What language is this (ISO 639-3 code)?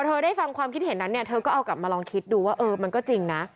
tha